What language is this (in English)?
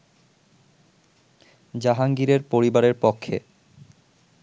Bangla